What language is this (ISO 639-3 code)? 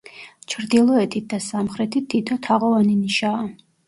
kat